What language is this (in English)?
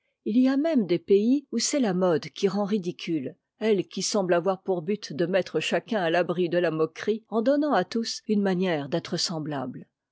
French